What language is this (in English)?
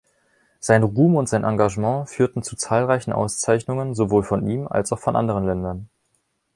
German